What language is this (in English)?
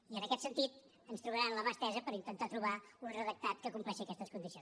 Catalan